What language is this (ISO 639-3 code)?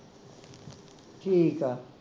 pan